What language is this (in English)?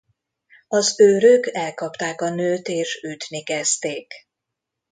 Hungarian